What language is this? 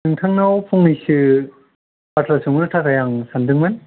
Bodo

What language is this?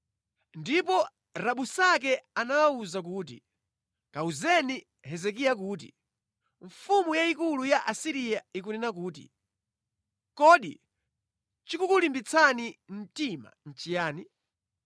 Nyanja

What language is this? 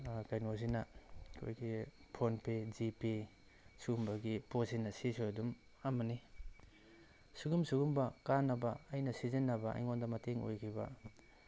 Manipuri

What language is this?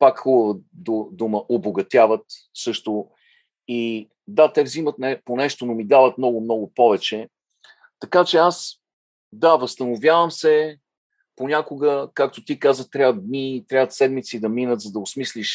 Bulgarian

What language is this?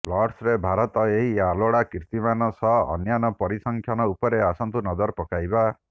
Odia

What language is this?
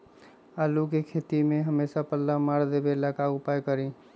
Magahi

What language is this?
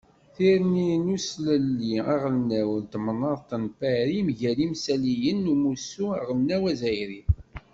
Kabyle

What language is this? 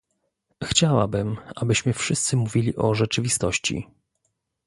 Polish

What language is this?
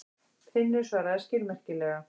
Icelandic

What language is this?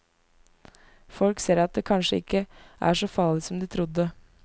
Norwegian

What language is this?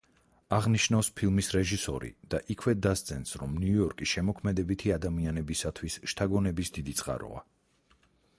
Georgian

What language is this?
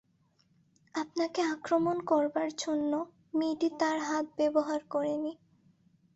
Bangla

